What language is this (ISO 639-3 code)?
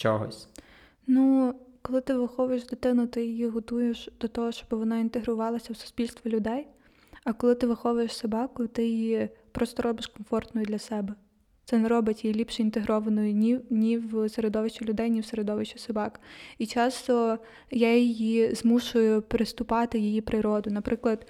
ukr